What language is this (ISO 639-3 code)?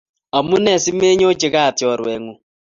kln